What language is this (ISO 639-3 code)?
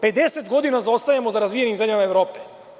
srp